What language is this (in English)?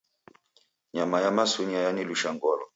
Taita